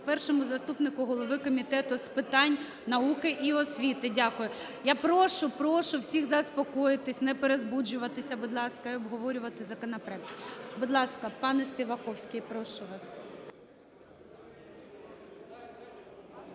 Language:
Ukrainian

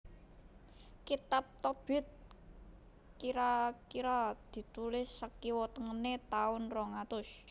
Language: Javanese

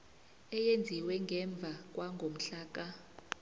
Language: South Ndebele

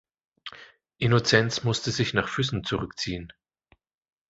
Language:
German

